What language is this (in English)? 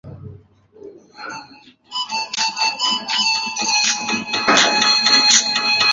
Uzbek